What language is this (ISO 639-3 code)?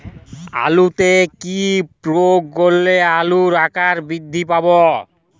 ben